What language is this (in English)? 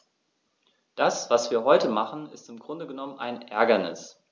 German